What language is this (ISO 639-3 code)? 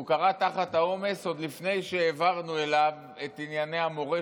heb